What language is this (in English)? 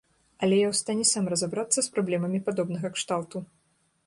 Belarusian